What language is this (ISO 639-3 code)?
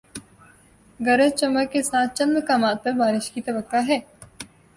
urd